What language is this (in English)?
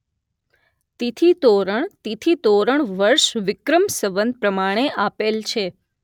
Gujarati